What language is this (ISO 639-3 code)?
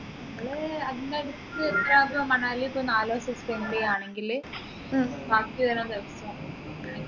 mal